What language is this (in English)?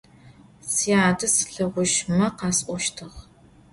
Adyghe